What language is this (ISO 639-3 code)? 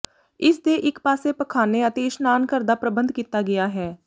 pan